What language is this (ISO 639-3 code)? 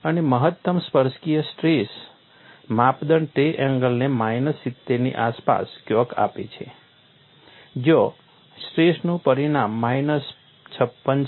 guj